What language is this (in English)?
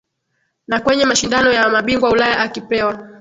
Swahili